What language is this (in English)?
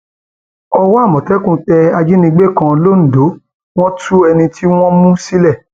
Yoruba